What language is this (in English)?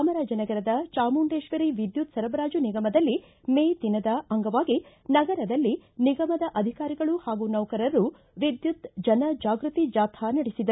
Kannada